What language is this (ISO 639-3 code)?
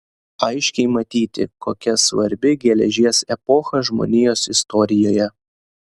lit